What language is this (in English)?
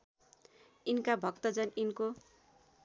Nepali